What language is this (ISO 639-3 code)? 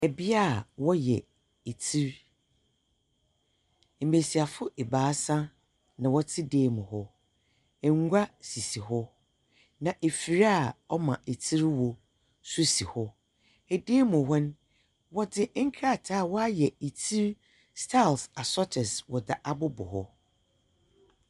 aka